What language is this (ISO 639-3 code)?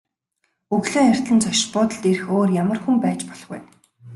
mon